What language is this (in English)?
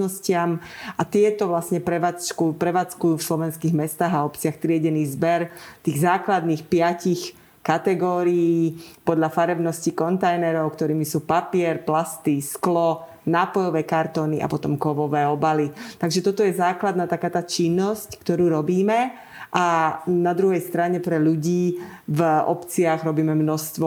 Slovak